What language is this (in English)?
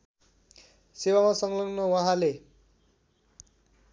Nepali